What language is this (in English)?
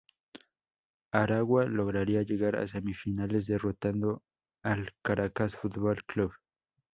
Spanish